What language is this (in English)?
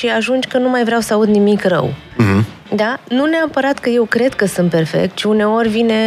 Romanian